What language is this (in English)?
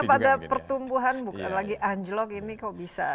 Indonesian